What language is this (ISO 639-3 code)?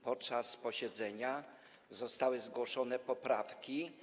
pol